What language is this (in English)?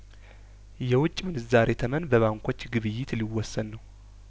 Amharic